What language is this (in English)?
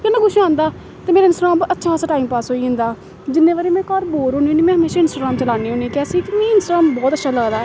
Dogri